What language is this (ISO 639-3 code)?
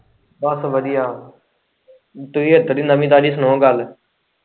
pan